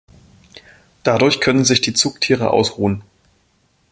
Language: German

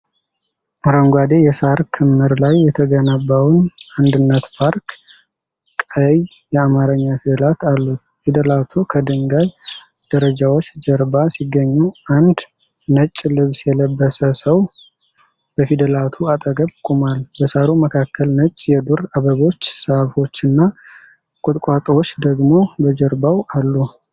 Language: Amharic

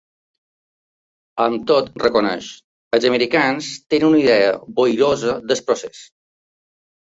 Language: Catalan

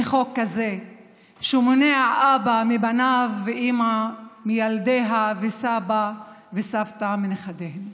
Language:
Hebrew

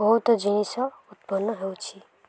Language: Odia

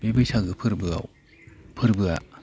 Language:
Bodo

